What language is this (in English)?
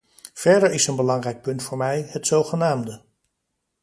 Dutch